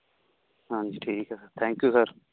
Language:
Punjabi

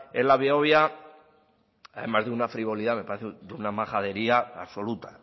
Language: Spanish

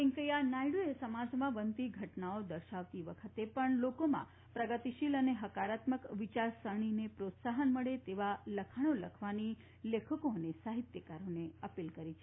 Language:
Gujarati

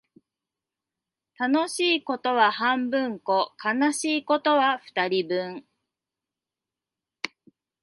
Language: Japanese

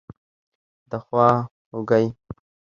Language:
Pashto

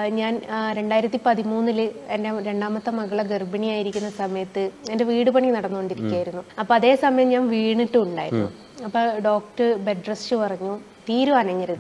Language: Malayalam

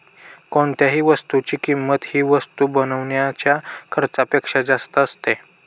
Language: Marathi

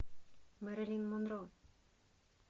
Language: Russian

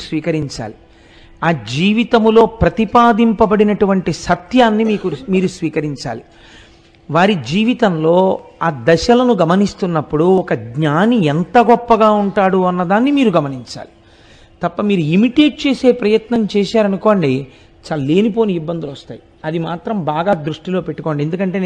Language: Telugu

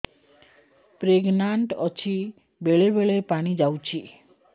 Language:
Odia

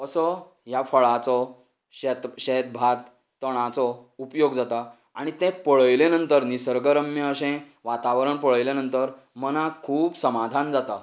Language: Konkani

